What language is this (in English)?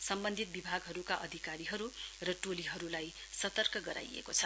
Nepali